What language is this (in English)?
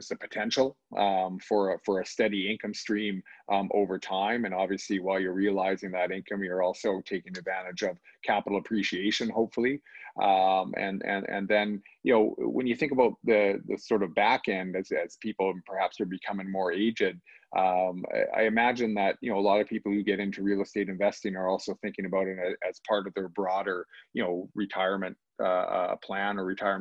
English